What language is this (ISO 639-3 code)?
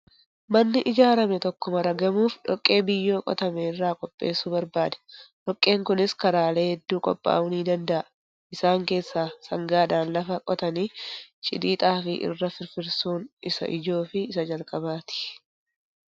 orm